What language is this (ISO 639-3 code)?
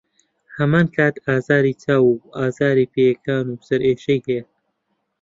ckb